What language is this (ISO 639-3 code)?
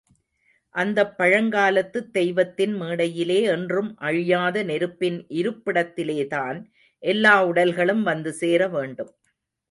tam